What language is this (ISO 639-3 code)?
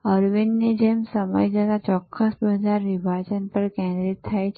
guj